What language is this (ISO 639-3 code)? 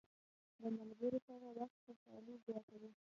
pus